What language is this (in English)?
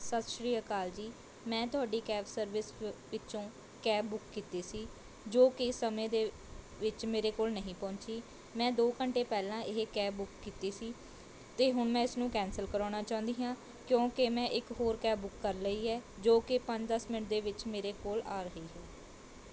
Punjabi